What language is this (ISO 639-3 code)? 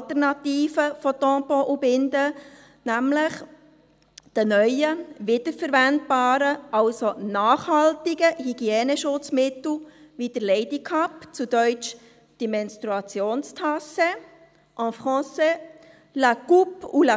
gsw